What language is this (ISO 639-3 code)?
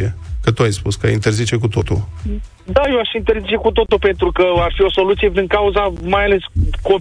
ron